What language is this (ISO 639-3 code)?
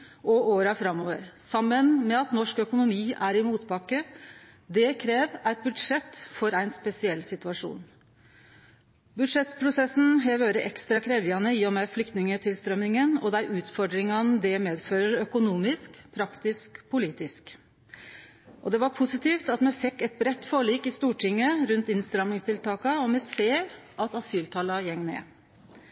nno